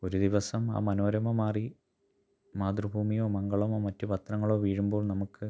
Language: Malayalam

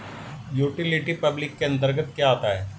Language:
Hindi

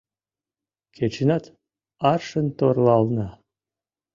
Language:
Mari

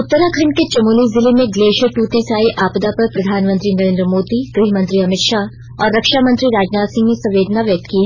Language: Hindi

